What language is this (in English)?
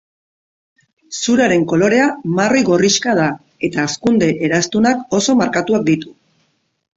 Basque